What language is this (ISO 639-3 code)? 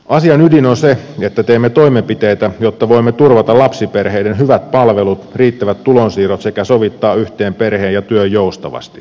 fin